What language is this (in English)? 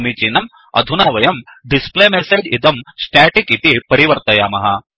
Sanskrit